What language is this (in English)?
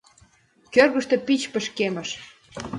Mari